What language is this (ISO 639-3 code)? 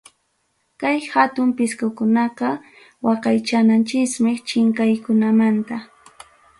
quy